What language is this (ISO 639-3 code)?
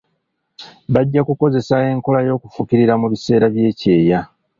lug